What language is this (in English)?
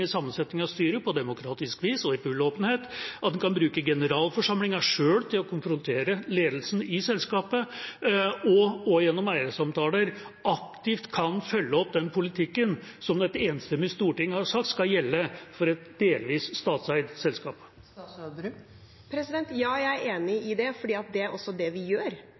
Norwegian Bokmål